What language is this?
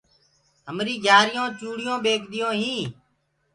Gurgula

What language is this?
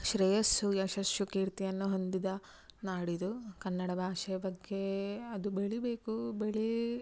Kannada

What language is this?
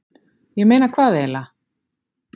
Icelandic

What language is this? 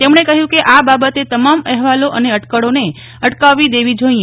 Gujarati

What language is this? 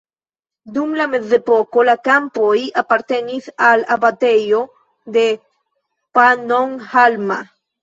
Esperanto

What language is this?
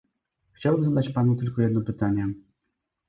Polish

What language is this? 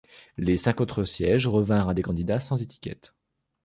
French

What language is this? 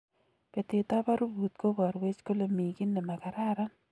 Kalenjin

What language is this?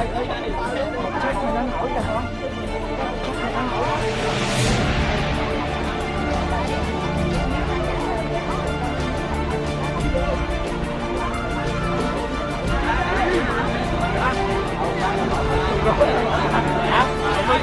Vietnamese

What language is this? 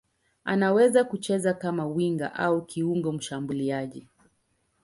Swahili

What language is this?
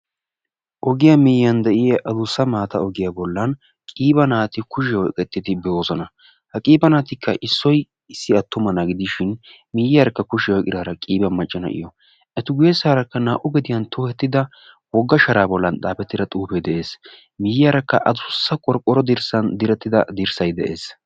Wolaytta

